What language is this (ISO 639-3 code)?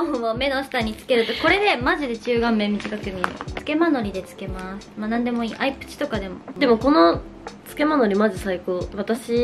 jpn